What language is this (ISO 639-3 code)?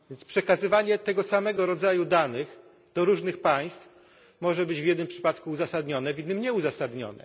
pol